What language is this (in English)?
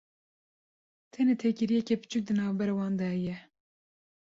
Kurdish